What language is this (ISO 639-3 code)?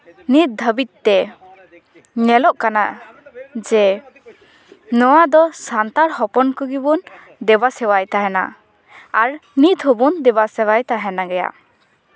sat